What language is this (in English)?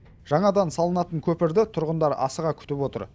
Kazakh